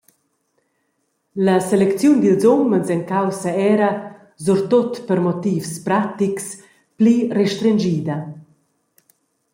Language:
Romansh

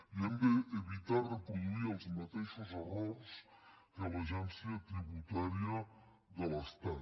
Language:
Catalan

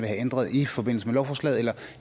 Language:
Danish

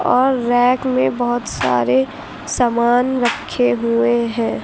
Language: Hindi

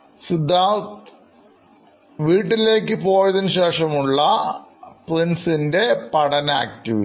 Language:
Malayalam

